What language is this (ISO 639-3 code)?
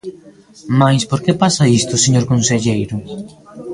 glg